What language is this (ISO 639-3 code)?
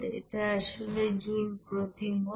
ben